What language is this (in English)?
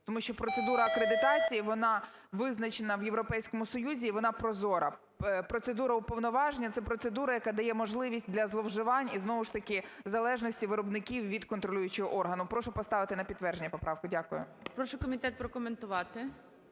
Ukrainian